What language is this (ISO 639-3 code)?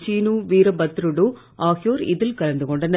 tam